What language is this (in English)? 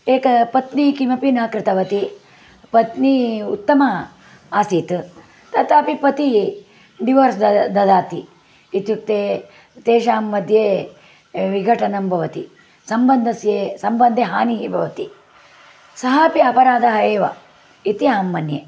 Sanskrit